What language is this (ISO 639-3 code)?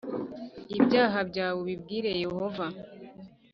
kin